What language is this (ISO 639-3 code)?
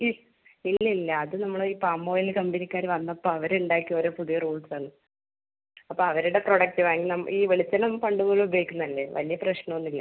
mal